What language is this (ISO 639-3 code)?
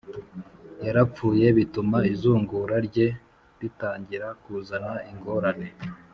kin